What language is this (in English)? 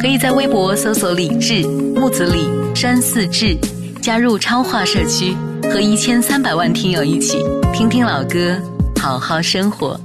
Chinese